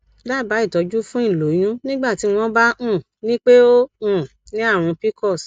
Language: Yoruba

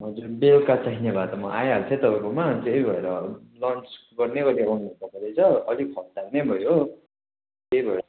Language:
Nepali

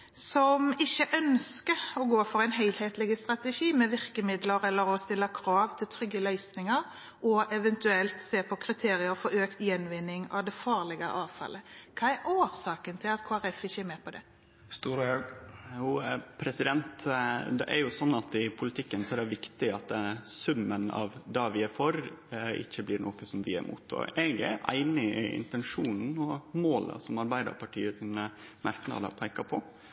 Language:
Norwegian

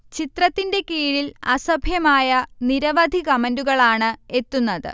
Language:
Malayalam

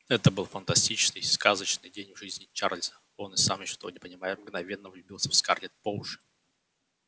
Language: Russian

